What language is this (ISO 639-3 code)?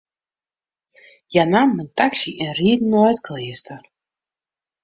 fry